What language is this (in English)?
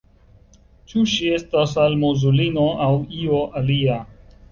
Esperanto